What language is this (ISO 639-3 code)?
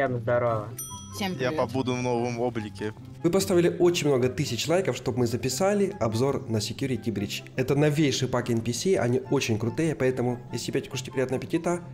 rus